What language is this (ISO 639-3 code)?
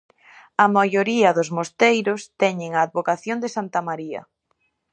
glg